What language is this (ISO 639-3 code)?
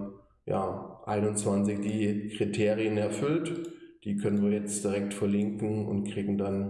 deu